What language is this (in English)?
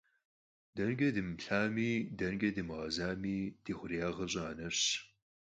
Kabardian